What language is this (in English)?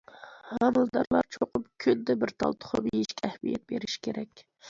Uyghur